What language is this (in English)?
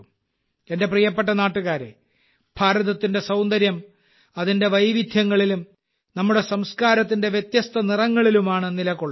Malayalam